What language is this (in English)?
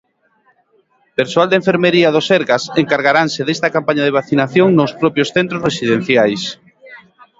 Galician